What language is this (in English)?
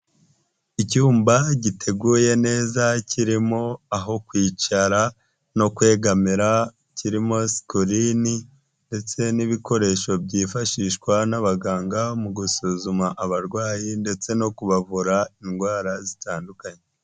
Kinyarwanda